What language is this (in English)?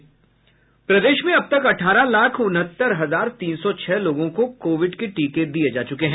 Hindi